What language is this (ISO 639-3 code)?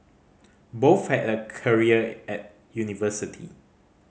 eng